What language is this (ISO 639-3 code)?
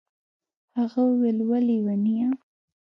pus